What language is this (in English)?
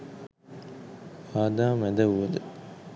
Sinhala